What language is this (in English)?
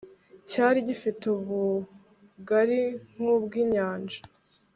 Kinyarwanda